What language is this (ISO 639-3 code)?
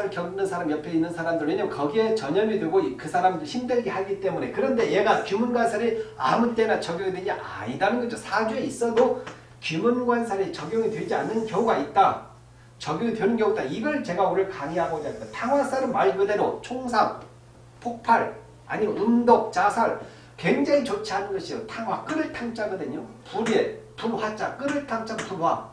kor